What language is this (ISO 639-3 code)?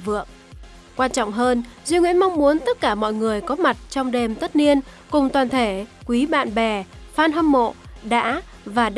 vie